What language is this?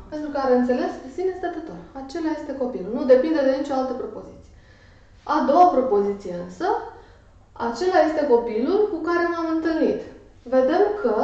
Romanian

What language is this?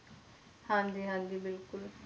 Punjabi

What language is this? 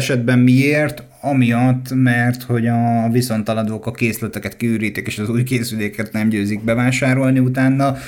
Hungarian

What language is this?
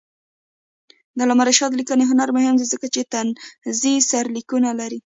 Pashto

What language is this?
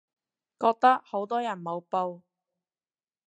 Cantonese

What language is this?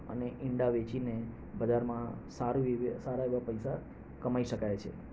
Gujarati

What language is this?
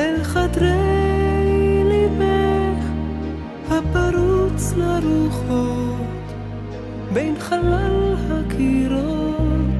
Hebrew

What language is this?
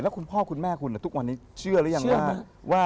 Thai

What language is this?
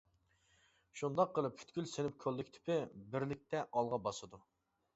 Uyghur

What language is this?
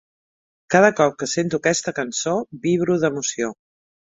Catalan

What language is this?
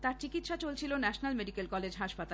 Bangla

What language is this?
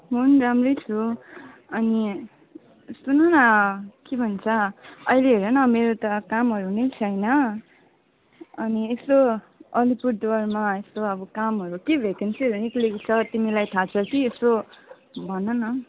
Nepali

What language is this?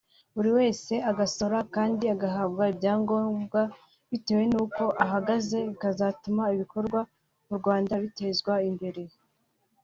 Kinyarwanda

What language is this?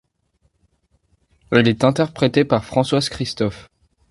French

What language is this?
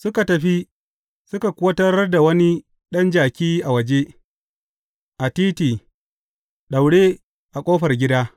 Hausa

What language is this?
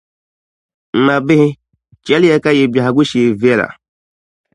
Dagbani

